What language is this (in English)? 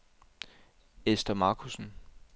Danish